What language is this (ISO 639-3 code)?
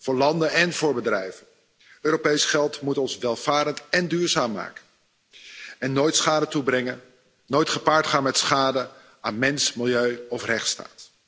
nld